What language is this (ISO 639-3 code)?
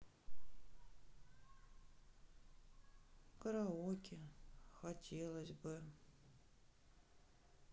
rus